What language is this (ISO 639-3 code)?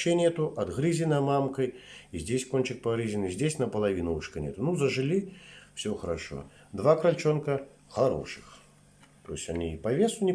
rus